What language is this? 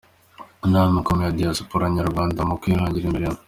Kinyarwanda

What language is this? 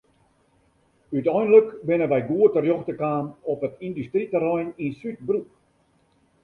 Western Frisian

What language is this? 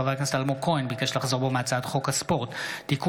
Hebrew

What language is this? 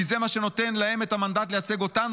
Hebrew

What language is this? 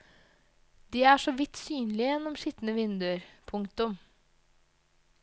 Norwegian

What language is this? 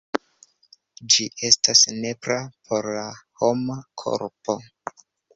Esperanto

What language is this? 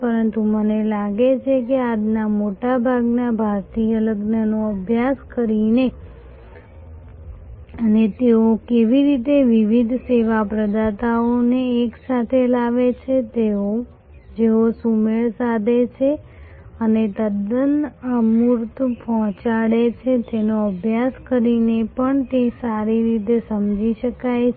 Gujarati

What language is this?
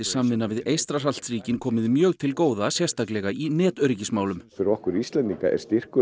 Icelandic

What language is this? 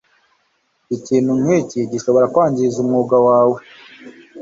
Kinyarwanda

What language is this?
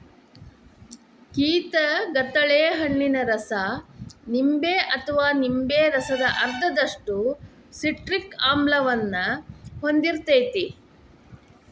Kannada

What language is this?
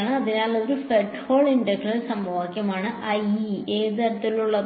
Malayalam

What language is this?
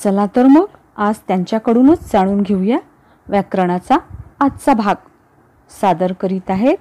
Marathi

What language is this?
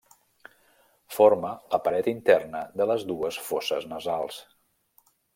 Catalan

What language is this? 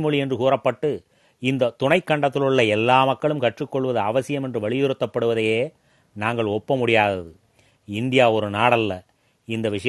Tamil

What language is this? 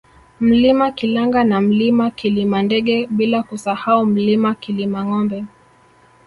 Swahili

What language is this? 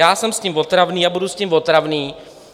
Czech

